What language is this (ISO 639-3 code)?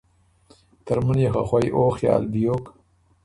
oru